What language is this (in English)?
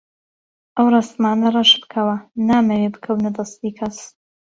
Central Kurdish